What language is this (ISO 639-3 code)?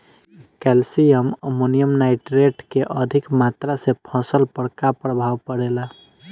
bho